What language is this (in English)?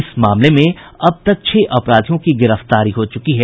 Hindi